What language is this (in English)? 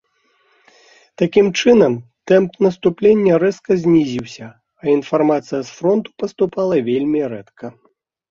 Belarusian